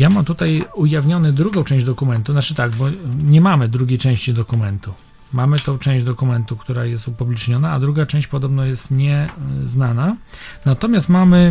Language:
Polish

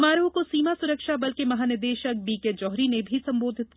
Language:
Hindi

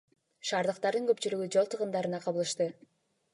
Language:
Kyrgyz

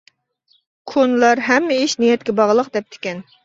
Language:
Uyghur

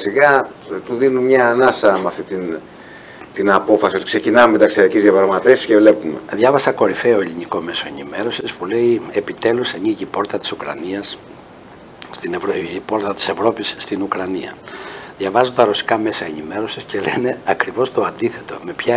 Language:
Greek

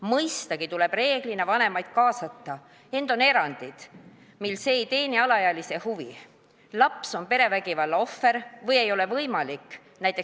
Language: Estonian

